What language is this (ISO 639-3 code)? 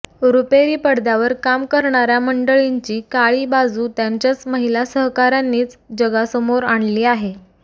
mar